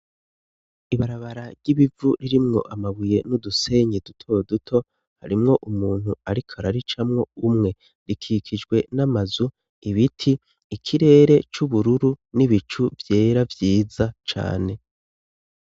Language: Rundi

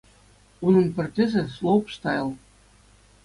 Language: Chuvash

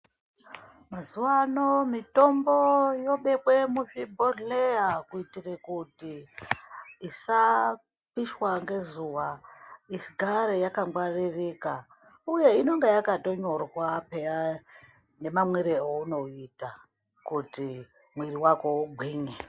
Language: Ndau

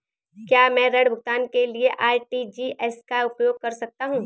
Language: Hindi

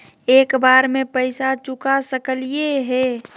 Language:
Magahi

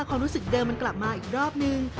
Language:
Thai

